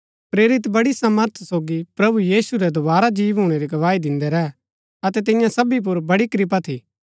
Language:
Gaddi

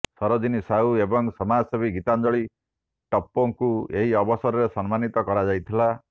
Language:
Odia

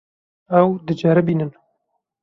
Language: Kurdish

